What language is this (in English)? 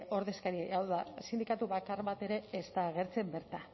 Basque